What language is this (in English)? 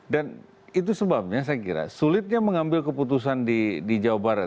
Indonesian